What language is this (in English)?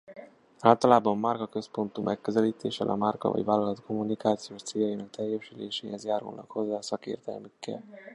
Hungarian